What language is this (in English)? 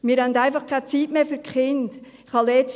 Swiss German